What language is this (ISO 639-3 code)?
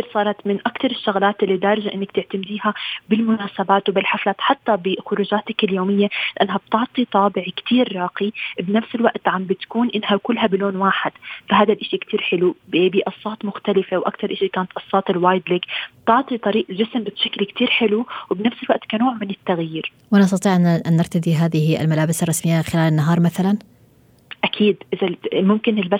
ara